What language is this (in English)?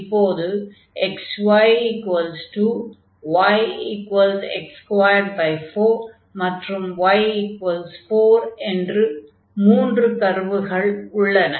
Tamil